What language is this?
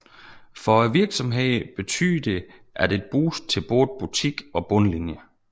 Danish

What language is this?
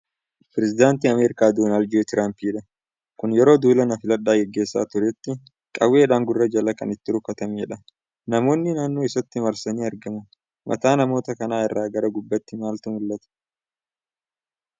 Oromo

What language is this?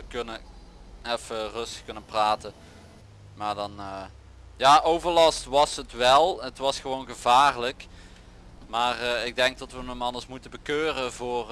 Dutch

